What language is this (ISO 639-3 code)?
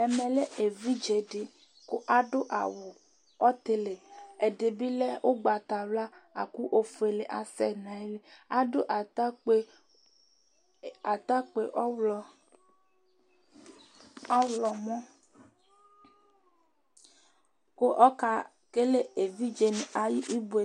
kpo